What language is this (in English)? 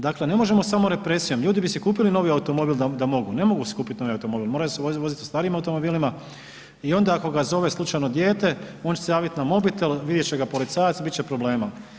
Croatian